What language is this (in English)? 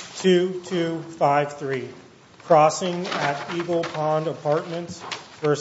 English